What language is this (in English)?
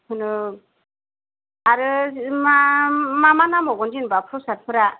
Bodo